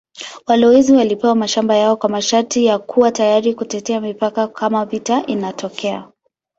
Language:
Swahili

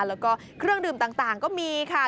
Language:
Thai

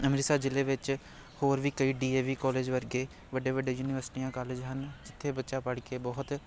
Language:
Punjabi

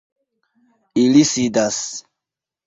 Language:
Esperanto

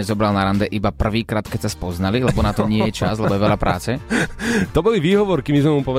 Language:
Slovak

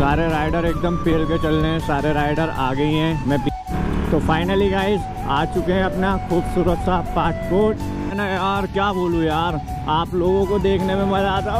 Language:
Hindi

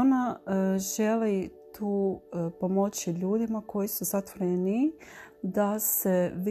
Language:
Croatian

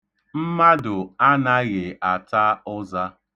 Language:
Igbo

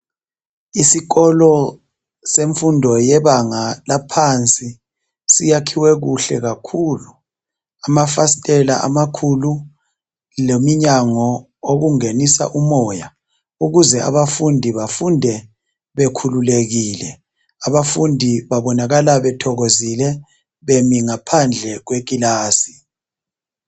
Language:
North Ndebele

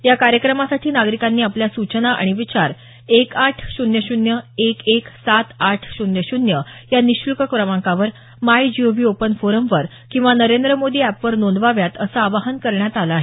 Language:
Marathi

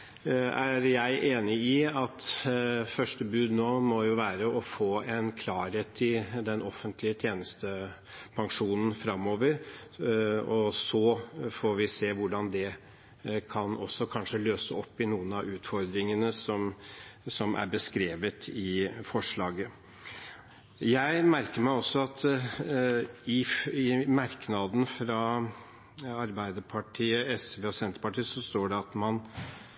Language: Norwegian Bokmål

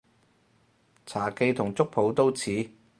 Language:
Cantonese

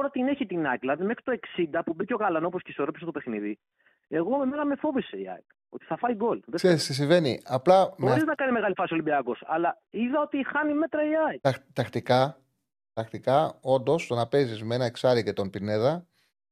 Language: Greek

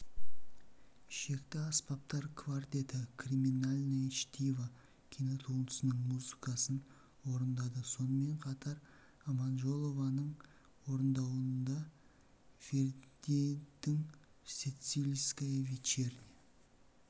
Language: Kazakh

